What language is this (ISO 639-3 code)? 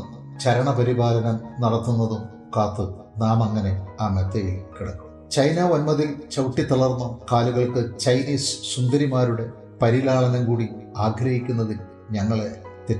mal